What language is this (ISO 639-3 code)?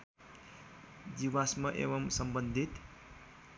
nep